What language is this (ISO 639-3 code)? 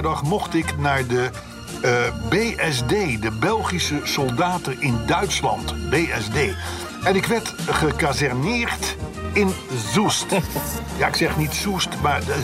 nld